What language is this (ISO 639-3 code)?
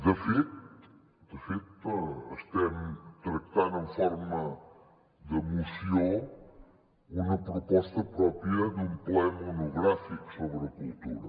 cat